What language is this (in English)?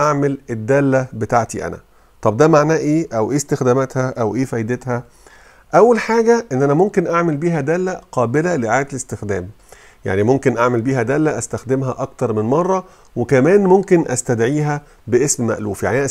Arabic